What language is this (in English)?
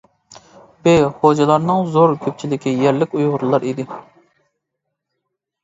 Uyghur